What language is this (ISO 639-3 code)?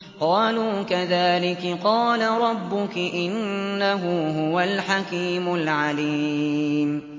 ara